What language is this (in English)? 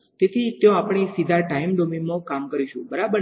Gujarati